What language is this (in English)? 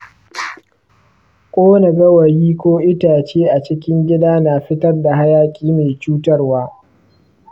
Hausa